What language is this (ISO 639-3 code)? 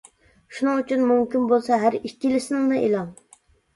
uig